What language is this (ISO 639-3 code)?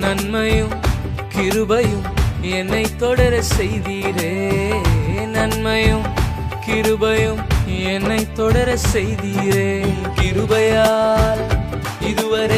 urd